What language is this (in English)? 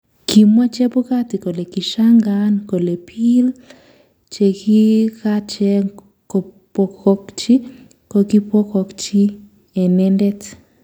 Kalenjin